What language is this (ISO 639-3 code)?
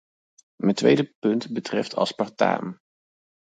nld